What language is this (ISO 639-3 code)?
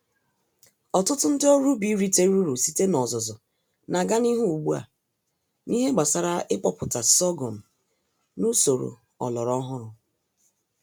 ibo